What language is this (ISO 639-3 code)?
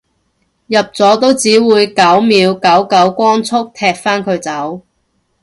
yue